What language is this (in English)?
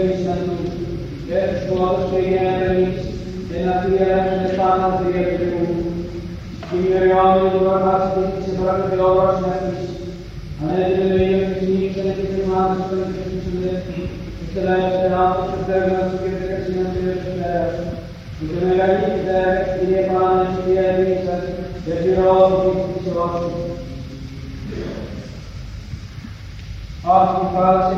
Greek